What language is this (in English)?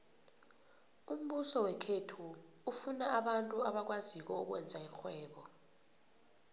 South Ndebele